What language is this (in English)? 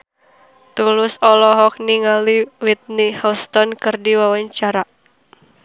Sundanese